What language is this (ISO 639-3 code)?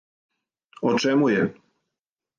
srp